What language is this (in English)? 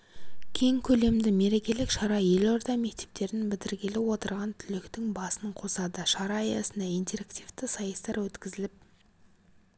Kazakh